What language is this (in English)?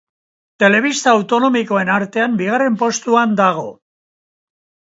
Basque